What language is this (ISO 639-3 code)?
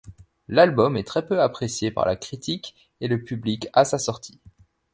fra